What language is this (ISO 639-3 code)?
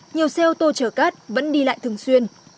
vie